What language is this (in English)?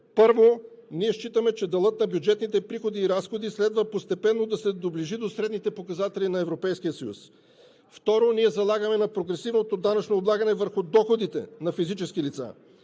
Bulgarian